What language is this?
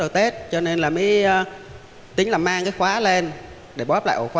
Vietnamese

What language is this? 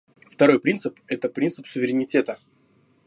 Russian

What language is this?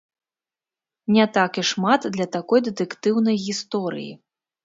Belarusian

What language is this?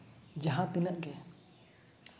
Santali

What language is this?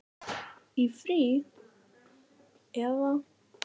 Icelandic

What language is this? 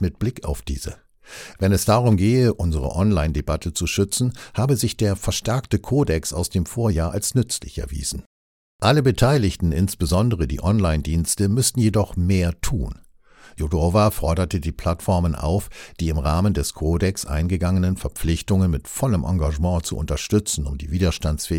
German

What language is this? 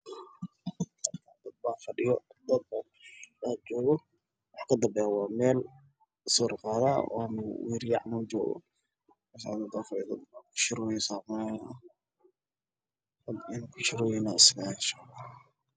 Somali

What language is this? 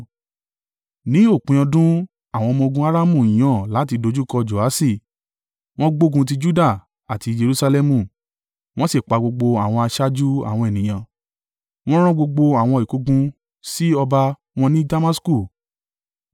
Yoruba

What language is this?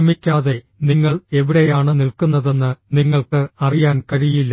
Malayalam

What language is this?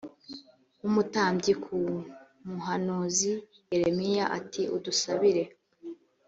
Kinyarwanda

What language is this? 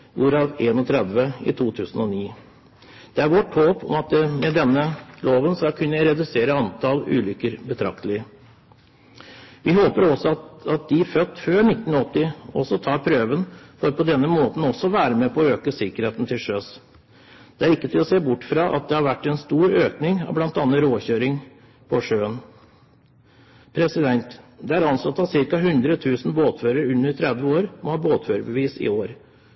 Norwegian Bokmål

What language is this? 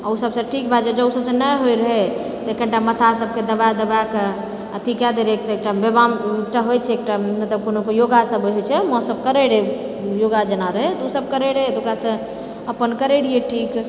Maithili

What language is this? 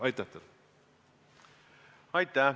Estonian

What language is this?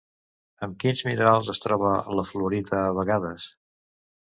Catalan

